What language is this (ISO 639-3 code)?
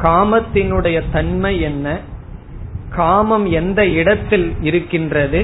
tam